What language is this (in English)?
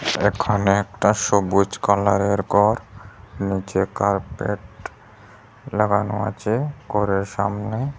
Bangla